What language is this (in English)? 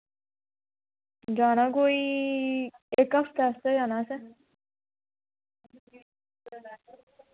Dogri